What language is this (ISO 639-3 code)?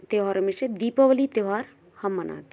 hin